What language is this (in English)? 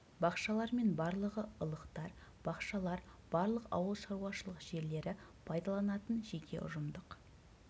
Kazakh